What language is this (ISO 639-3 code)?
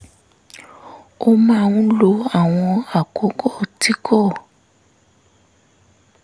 yor